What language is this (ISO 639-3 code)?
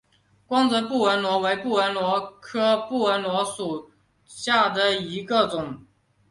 zho